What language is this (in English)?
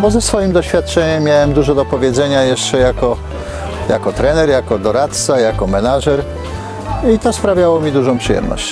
Polish